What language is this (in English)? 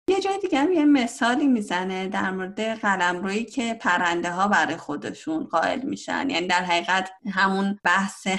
Persian